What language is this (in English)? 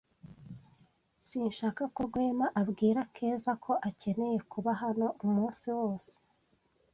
Kinyarwanda